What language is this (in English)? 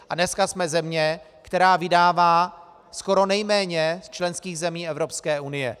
Czech